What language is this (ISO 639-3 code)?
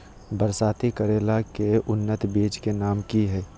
mag